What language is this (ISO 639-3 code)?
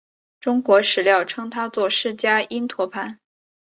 zho